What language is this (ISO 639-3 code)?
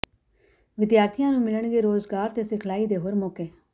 pan